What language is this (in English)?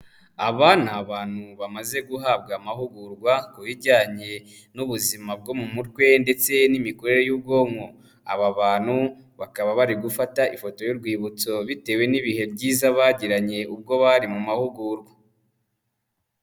Kinyarwanda